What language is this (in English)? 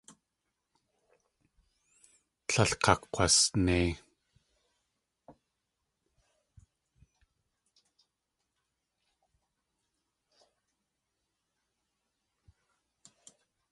Tlingit